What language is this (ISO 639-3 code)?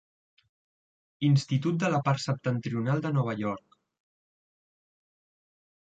cat